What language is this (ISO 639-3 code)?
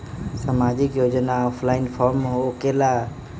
mag